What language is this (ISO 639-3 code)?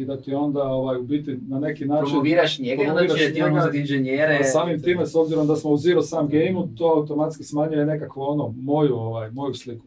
hrv